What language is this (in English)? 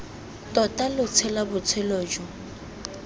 Tswana